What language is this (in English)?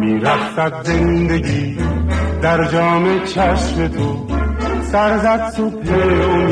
Persian